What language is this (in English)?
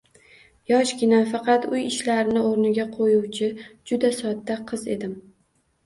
Uzbek